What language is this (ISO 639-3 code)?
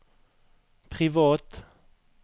nor